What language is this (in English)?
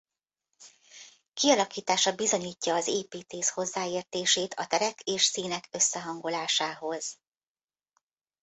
Hungarian